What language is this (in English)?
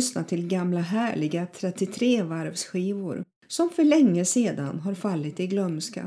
Swedish